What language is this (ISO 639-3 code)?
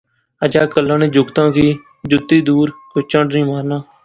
phr